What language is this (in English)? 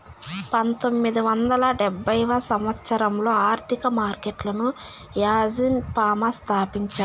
Telugu